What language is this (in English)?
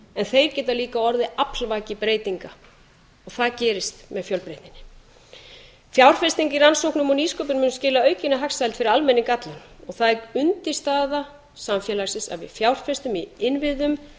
Icelandic